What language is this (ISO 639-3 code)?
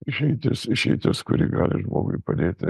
lit